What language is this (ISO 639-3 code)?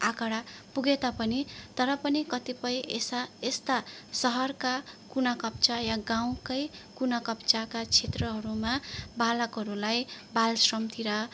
nep